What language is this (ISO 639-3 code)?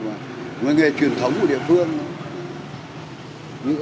vie